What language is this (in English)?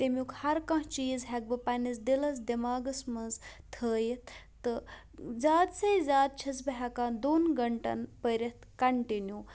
Kashmiri